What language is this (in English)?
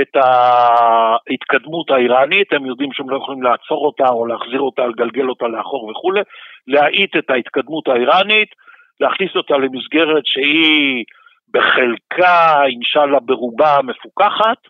Hebrew